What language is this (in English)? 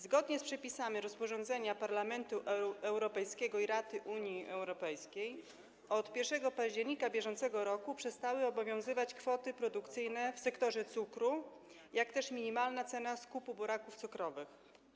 Polish